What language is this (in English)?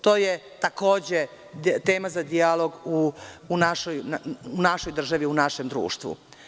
Serbian